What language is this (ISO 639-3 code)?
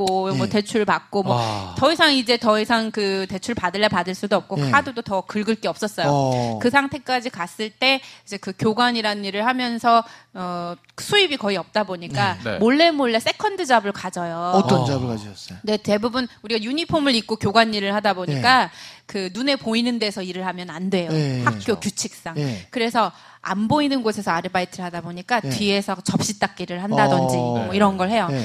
kor